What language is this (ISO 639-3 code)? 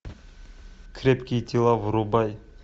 rus